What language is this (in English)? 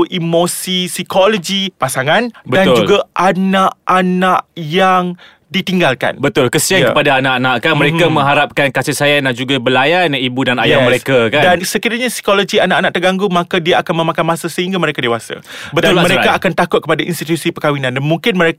Malay